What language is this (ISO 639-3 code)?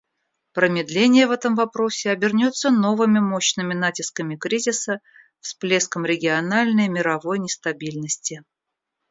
rus